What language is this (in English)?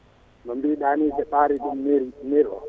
Fula